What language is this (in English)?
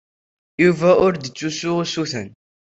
Kabyle